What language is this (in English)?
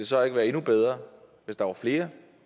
Danish